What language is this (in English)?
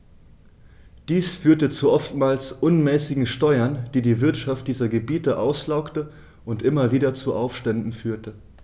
German